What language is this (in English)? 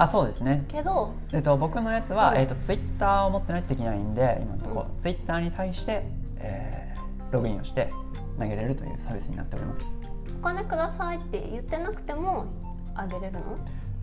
Japanese